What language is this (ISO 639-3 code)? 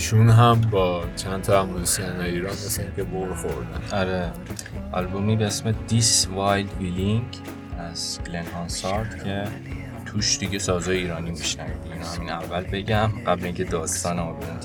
fas